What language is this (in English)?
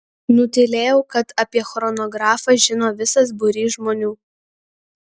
Lithuanian